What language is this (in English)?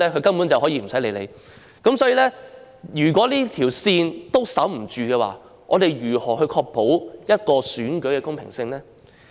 Cantonese